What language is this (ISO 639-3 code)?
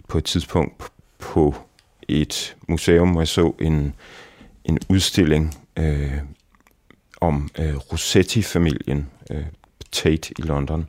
dan